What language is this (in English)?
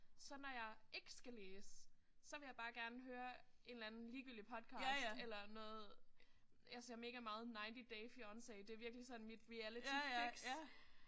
Danish